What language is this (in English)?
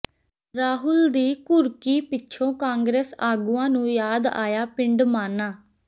Punjabi